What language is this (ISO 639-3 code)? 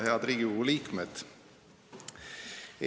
est